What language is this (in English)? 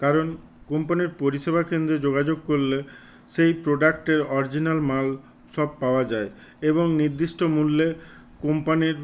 Bangla